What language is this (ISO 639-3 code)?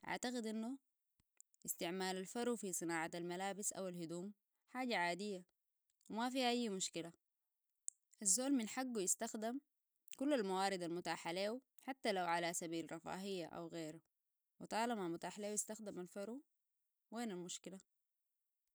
apd